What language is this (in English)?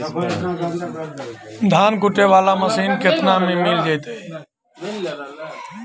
Magahi